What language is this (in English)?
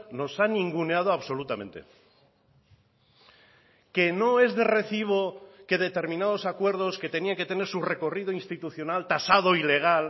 Spanish